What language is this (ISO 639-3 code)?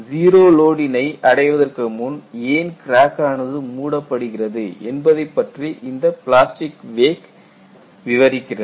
tam